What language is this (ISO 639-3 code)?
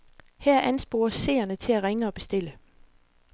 dan